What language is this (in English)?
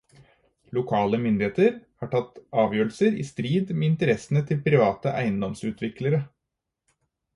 Norwegian Bokmål